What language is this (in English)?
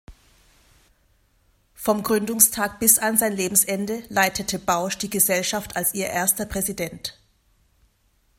German